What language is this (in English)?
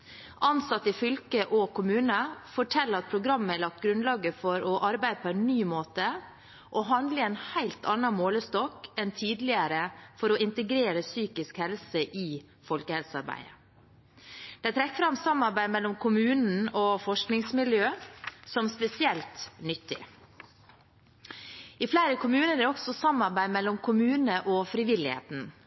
Norwegian Bokmål